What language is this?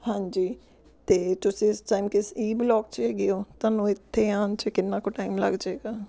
Punjabi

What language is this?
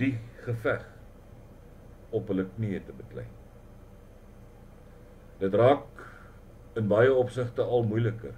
Dutch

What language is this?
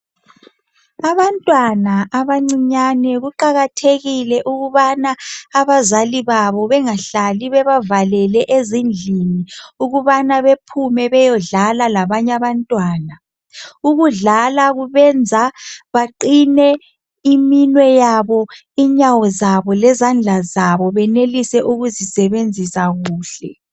North Ndebele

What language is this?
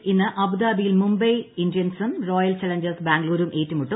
Malayalam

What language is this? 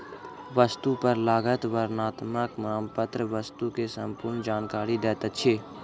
Maithili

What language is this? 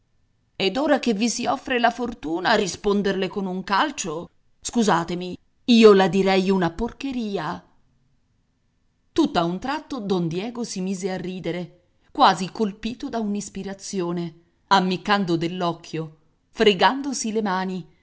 Italian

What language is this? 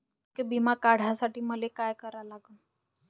Marathi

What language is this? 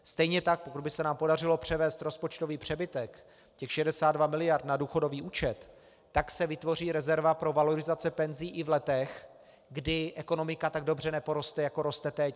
Czech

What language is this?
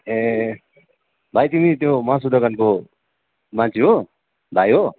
Nepali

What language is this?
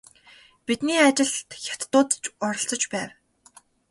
Mongolian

